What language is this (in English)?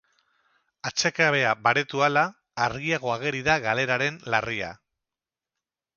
Basque